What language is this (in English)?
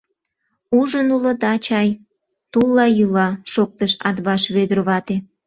Mari